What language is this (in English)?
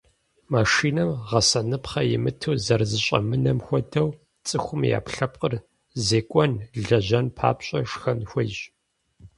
Kabardian